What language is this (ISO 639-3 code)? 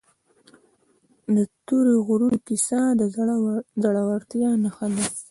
pus